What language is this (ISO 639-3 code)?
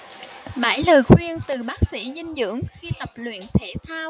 vie